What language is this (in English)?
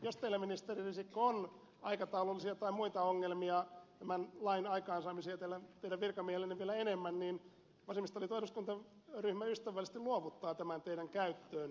Finnish